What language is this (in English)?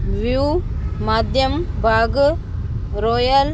Sindhi